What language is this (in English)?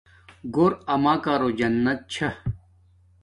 Domaaki